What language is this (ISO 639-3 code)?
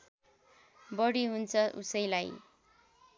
nep